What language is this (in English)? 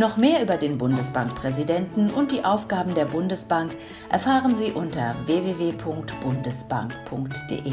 German